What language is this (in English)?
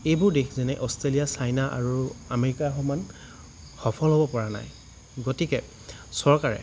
Assamese